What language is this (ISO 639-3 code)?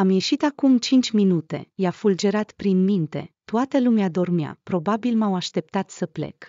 ron